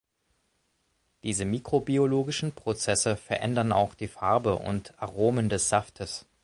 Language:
German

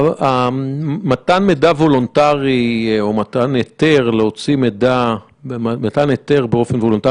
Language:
Hebrew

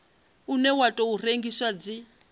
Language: Venda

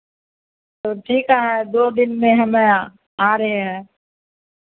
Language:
Hindi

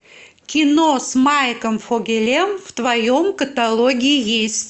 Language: Russian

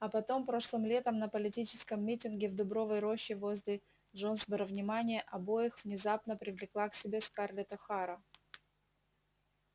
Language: Russian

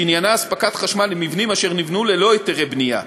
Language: Hebrew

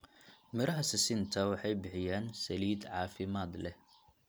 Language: Somali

